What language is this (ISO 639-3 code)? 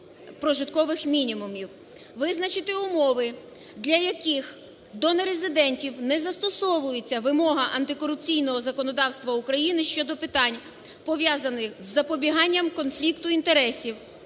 ukr